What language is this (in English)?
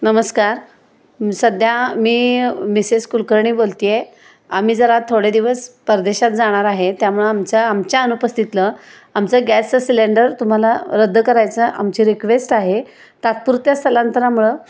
Marathi